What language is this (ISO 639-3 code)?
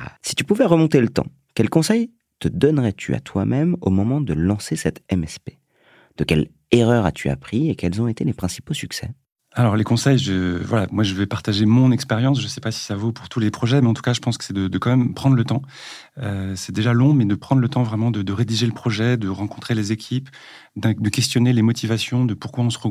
fra